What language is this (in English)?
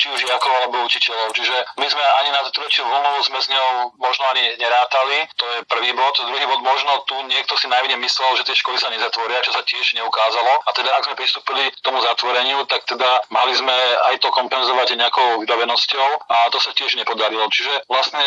Slovak